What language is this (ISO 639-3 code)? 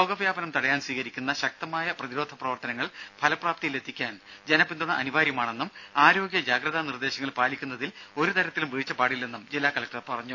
mal